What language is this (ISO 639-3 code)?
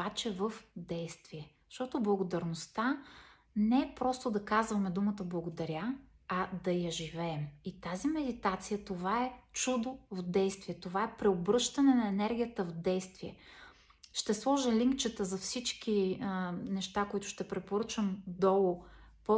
bul